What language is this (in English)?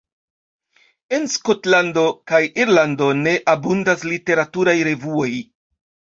Esperanto